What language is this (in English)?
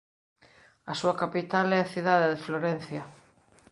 Galician